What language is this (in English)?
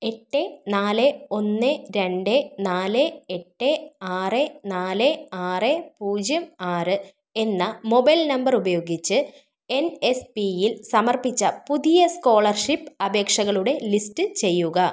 Malayalam